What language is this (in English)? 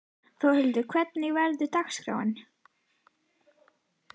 Icelandic